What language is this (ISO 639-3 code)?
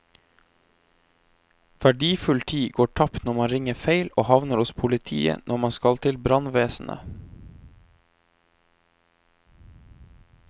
nor